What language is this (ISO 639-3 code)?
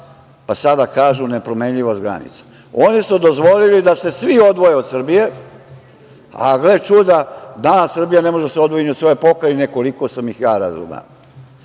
srp